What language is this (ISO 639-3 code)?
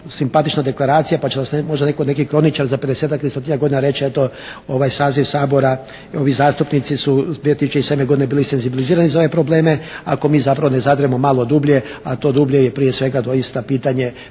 hrv